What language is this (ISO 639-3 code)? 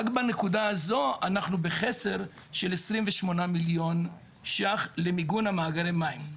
heb